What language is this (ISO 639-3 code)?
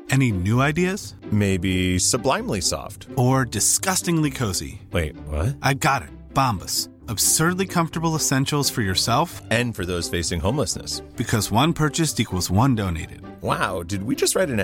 swe